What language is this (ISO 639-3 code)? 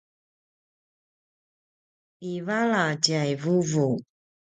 pwn